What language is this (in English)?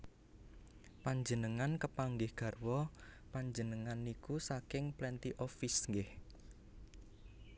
Javanese